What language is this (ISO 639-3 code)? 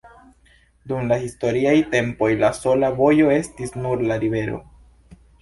epo